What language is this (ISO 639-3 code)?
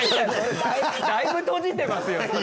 jpn